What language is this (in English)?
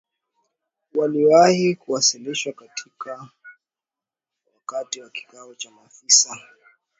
Swahili